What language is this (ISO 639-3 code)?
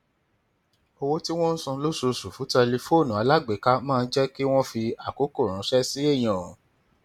yor